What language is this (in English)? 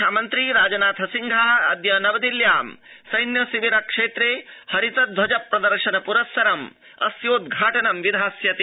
Sanskrit